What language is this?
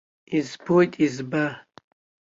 Abkhazian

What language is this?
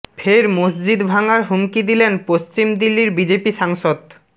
Bangla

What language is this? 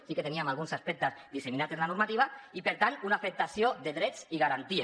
Catalan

